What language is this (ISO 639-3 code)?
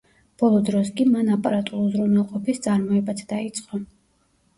kat